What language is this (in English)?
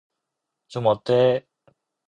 Korean